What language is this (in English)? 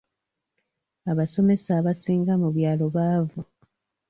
Ganda